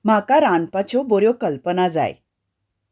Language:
Konkani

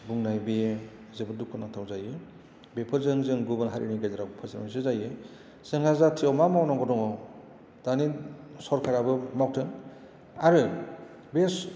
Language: Bodo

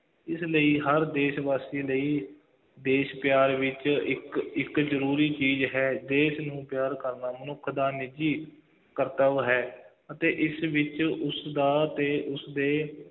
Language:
Punjabi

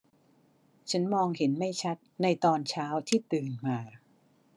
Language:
Thai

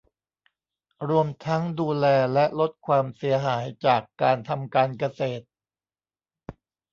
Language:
Thai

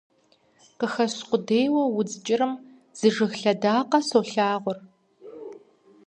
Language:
Kabardian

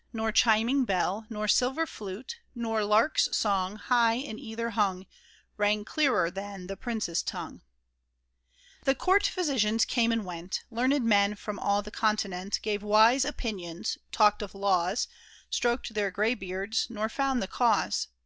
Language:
English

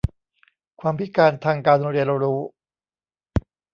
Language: Thai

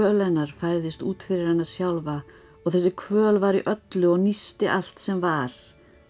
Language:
Icelandic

